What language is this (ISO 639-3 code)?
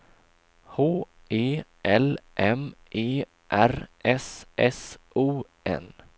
swe